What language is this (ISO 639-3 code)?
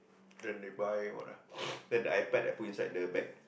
eng